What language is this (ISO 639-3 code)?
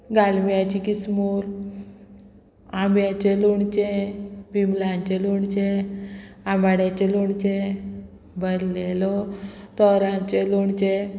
kok